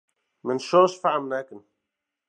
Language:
Kurdish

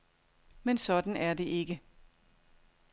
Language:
Danish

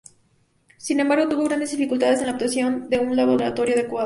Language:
Spanish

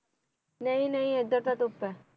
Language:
Punjabi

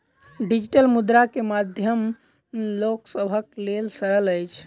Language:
Maithili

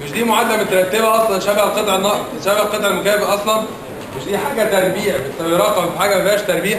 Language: Arabic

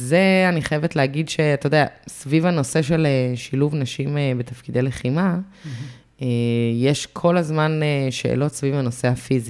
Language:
Hebrew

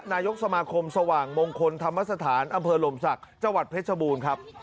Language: Thai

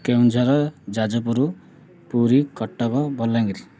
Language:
Odia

